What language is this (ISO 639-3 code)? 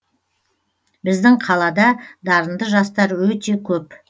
kaz